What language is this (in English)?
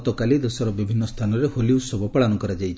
Odia